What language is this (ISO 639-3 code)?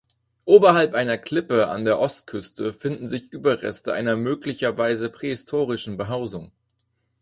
deu